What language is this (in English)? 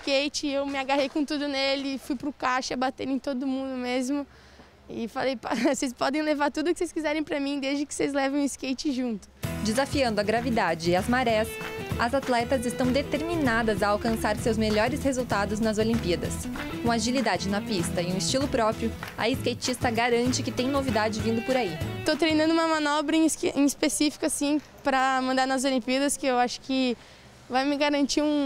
Portuguese